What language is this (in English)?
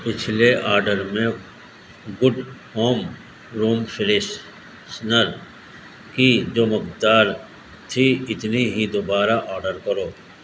Urdu